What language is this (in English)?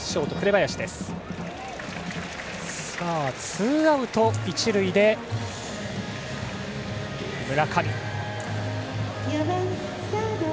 Japanese